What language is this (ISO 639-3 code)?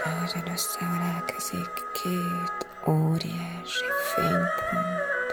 hun